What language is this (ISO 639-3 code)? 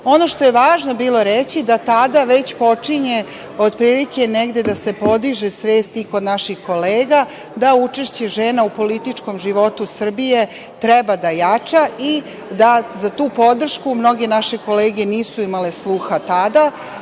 srp